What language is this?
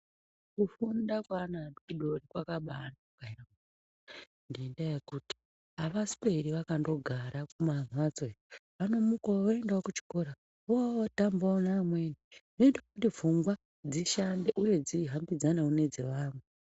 Ndau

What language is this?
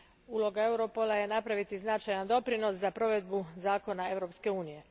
Croatian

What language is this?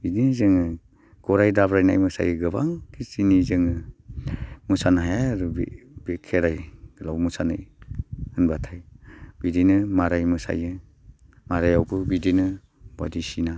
Bodo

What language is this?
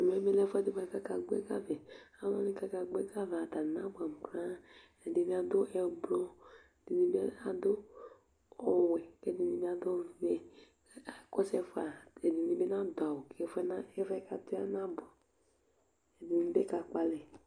Ikposo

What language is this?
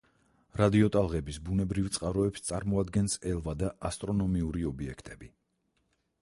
Georgian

